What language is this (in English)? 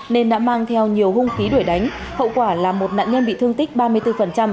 Vietnamese